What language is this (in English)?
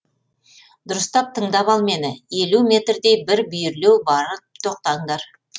Kazakh